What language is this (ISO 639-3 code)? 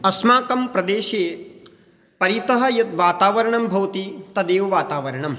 san